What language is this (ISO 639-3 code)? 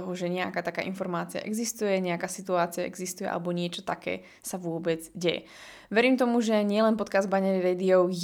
slk